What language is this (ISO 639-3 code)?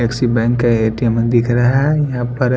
hin